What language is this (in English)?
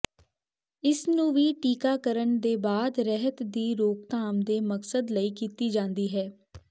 Punjabi